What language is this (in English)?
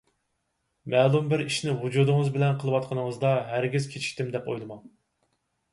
Uyghur